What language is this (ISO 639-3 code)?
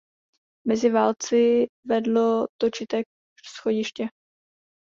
ces